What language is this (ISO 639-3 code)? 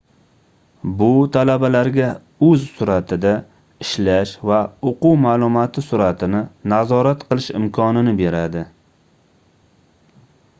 uzb